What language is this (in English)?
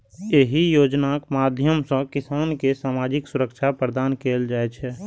Maithili